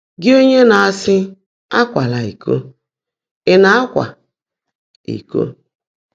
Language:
Igbo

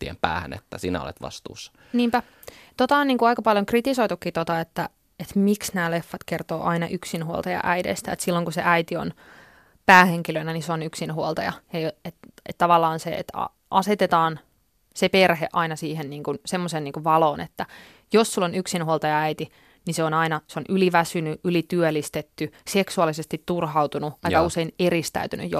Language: Finnish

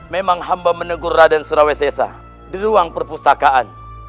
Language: Indonesian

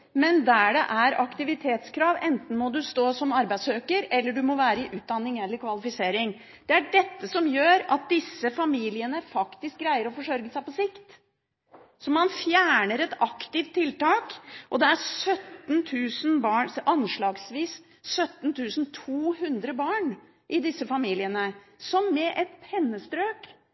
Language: Norwegian Bokmål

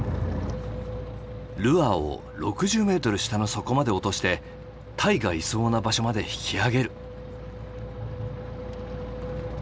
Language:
Japanese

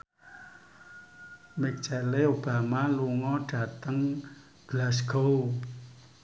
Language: Javanese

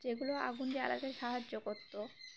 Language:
Bangla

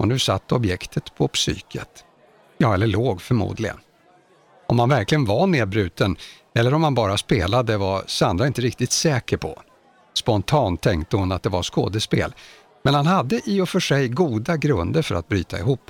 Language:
Swedish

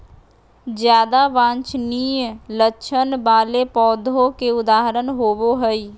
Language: Magahi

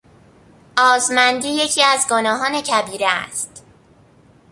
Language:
Persian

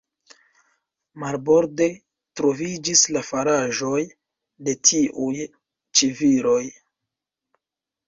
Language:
Esperanto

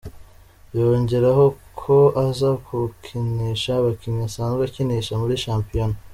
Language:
Kinyarwanda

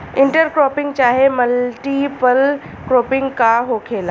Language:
Bhojpuri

